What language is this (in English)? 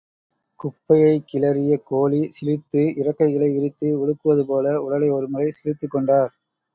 Tamil